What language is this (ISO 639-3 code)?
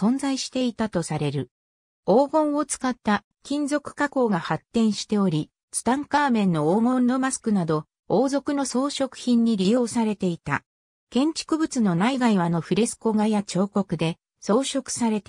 jpn